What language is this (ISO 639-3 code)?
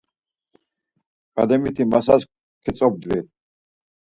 lzz